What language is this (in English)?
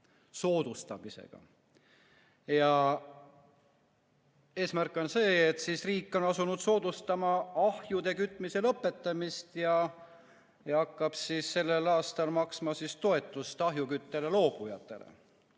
Estonian